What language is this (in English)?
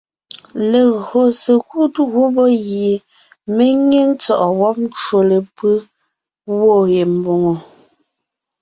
Ngiemboon